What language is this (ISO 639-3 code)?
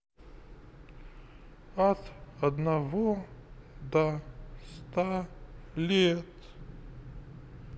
rus